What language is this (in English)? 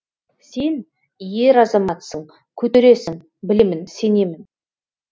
Kazakh